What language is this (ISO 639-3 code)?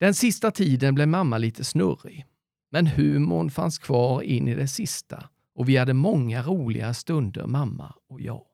swe